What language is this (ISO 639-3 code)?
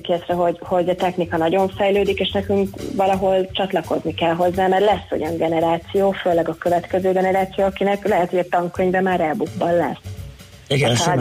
hun